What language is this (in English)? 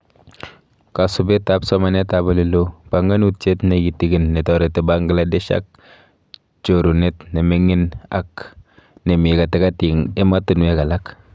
Kalenjin